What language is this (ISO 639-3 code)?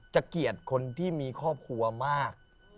tha